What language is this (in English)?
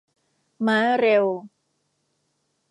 Thai